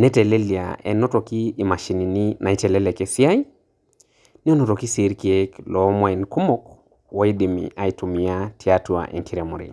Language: Masai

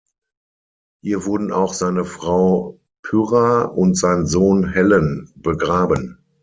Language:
German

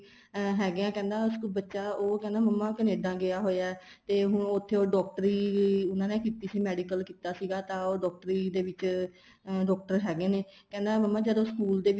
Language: Punjabi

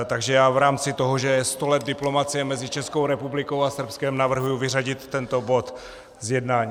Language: Czech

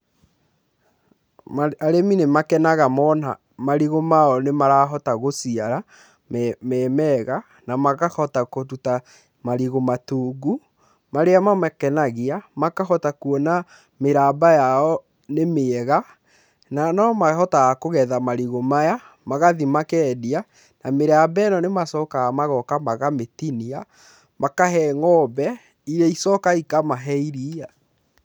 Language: Kikuyu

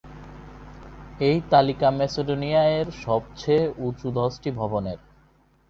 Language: Bangla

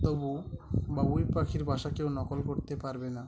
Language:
Bangla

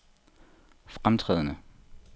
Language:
Danish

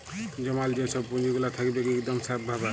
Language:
Bangla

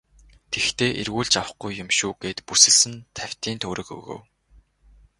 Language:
Mongolian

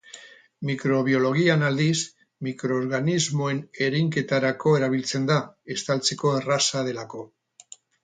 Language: Basque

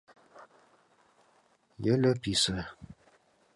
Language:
Mari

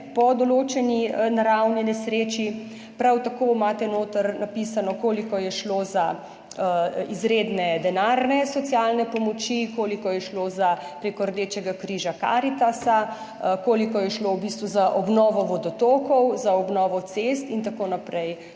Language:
Slovenian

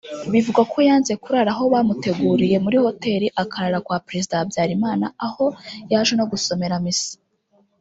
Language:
Kinyarwanda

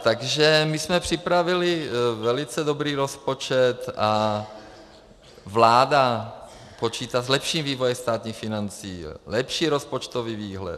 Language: Czech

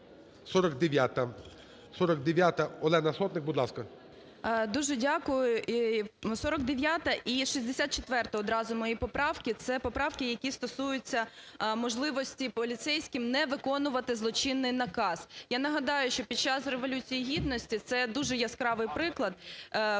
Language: Ukrainian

